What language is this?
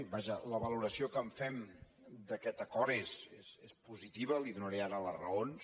Catalan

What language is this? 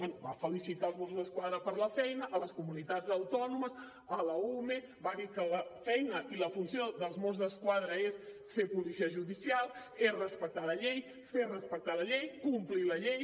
Catalan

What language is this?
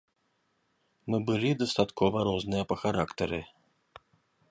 Belarusian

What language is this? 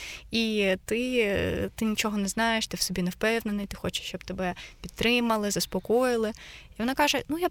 Ukrainian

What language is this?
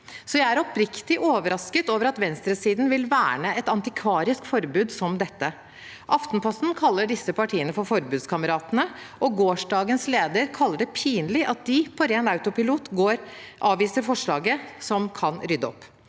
Norwegian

